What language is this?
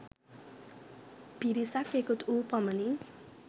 Sinhala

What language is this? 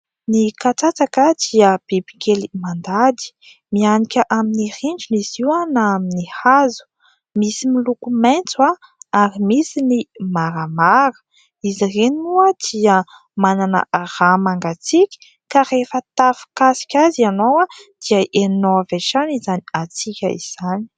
Malagasy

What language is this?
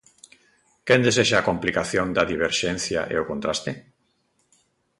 Galician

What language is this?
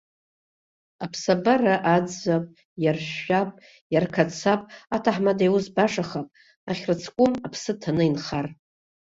Abkhazian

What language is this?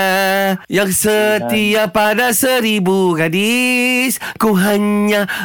Malay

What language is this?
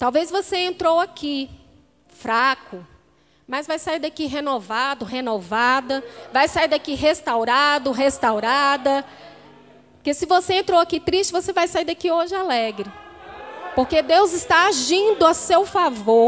Portuguese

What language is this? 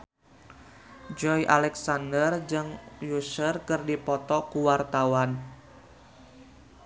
Sundanese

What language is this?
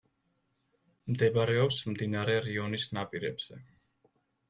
Georgian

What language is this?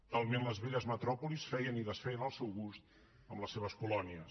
Catalan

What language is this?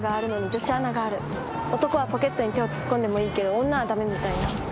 Japanese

